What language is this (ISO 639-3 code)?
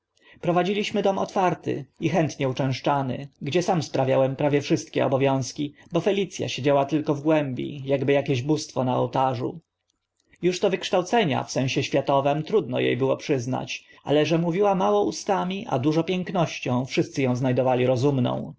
pol